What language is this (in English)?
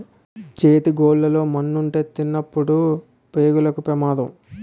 Telugu